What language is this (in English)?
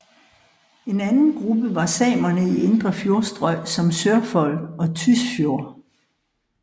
Danish